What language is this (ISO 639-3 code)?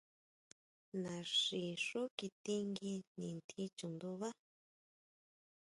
mau